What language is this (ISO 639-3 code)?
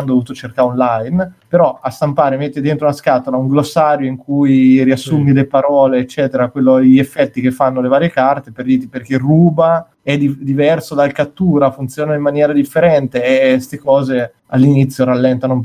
ita